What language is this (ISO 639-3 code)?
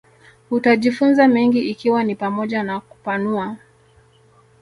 swa